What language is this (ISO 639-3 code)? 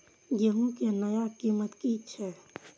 mai